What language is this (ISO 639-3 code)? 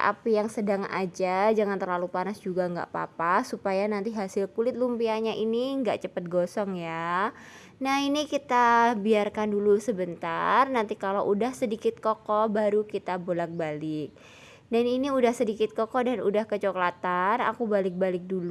ind